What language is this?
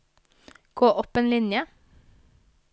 Norwegian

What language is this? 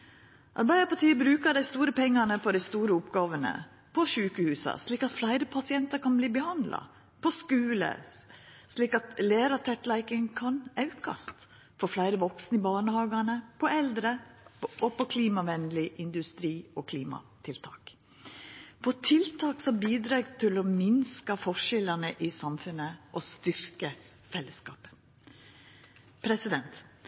Norwegian Nynorsk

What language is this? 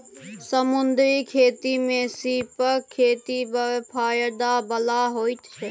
Maithili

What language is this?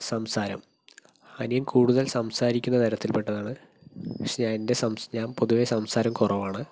Malayalam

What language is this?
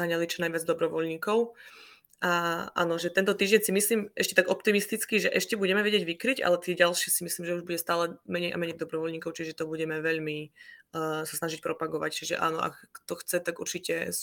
Slovak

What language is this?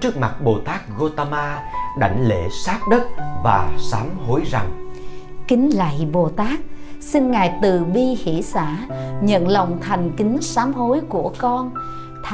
Vietnamese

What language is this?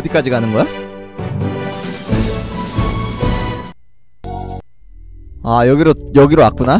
Korean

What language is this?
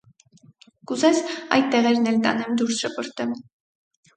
Armenian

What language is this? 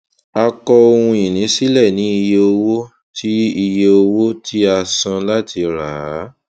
Yoruba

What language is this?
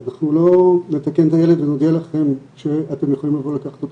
Hebrew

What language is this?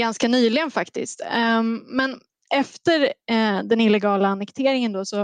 Swedish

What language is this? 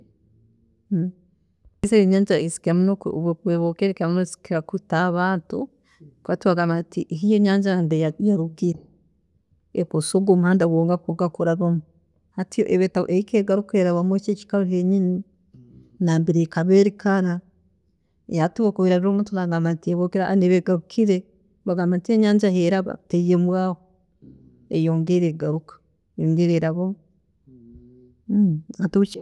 Tooro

